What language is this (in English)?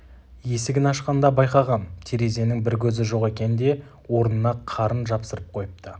Kazakh